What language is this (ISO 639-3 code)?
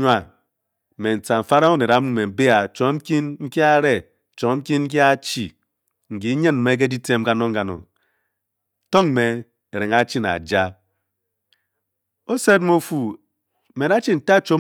bky